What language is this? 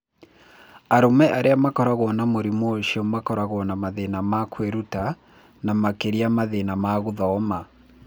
Kikuyu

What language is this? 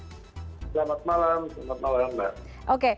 Indonesian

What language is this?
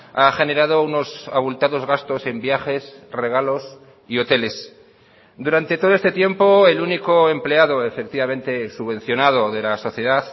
Spanish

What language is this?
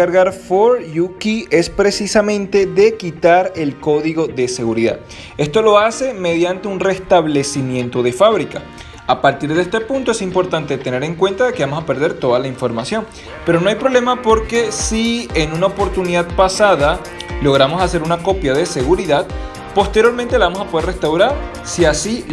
Spanish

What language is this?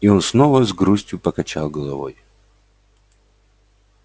Russian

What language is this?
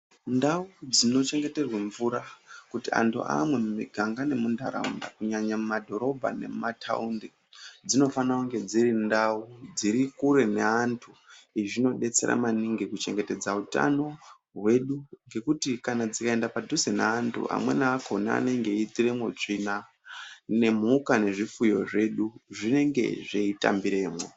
Ndau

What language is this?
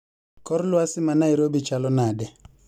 Luo (Kenya and Tanzania)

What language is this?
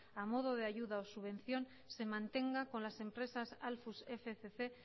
Spanish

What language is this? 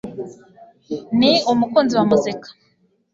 Kinyarwanda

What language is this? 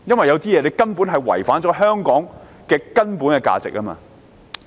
Cantonese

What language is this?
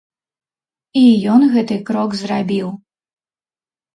Belarusian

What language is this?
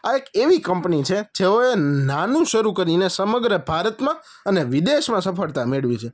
Gujarati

